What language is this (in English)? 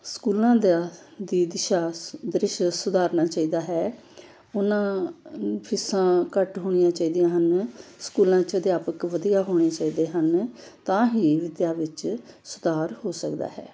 Punjabi